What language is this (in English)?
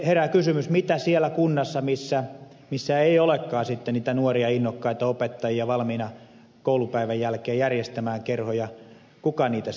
Finnish